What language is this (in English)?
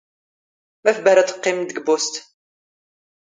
Standard Moroccan Tamazight